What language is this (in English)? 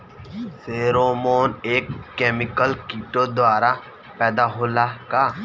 Bhojpuri